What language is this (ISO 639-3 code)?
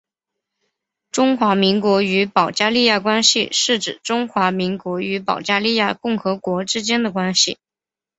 zho